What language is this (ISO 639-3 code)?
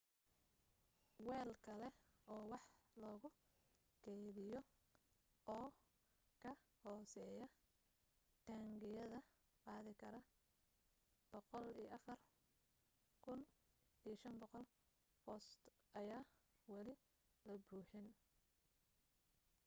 som